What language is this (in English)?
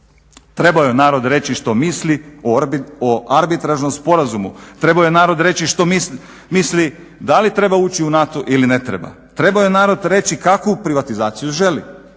Croatian